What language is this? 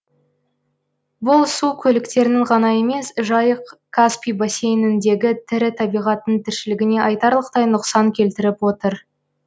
Kazakh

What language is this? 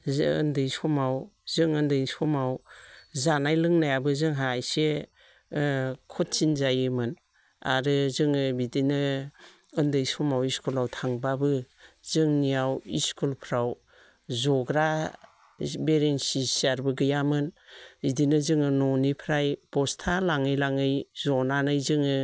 Bodo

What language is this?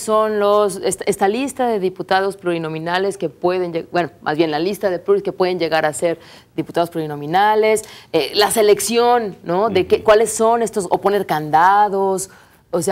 Spanish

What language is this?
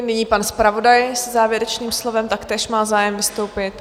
Czech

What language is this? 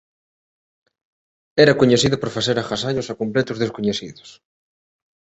Galician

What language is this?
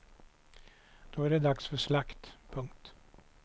Swedish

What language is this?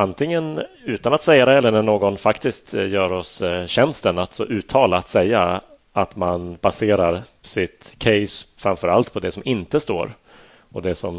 Swedish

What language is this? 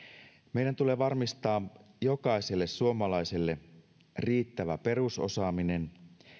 Finnish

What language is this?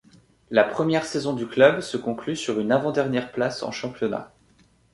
French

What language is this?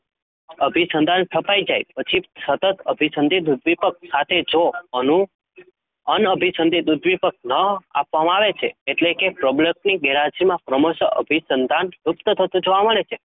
Gujarati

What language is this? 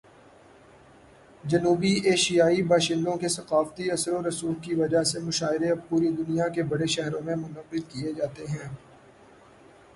Urdu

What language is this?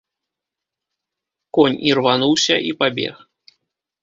Belarusian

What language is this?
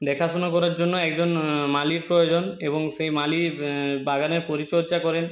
Bangla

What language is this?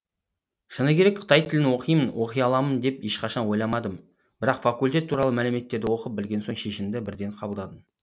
Kazakh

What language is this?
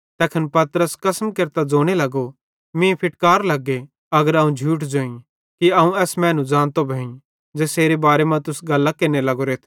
Bhadrawahi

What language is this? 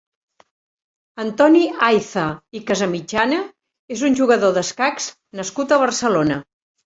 Catalan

